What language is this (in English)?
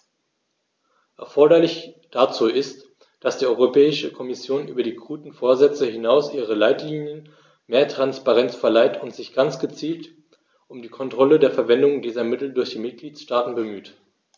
German